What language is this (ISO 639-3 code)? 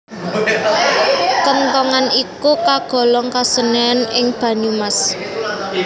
jav